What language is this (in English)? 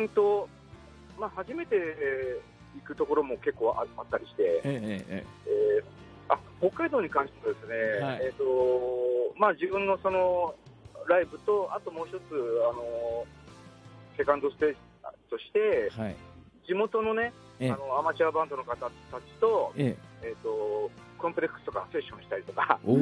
Japanese